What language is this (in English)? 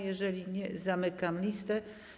Polish